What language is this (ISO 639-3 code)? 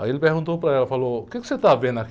por